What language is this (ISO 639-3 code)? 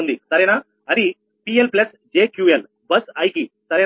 tel